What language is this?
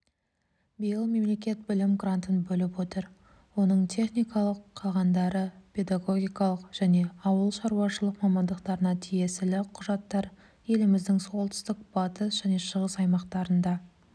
Kazakh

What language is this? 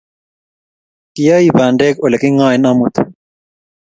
Kalenjin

